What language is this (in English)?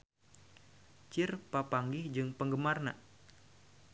Sundanese